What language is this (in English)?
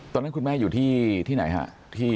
Thai